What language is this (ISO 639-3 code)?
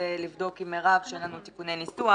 heb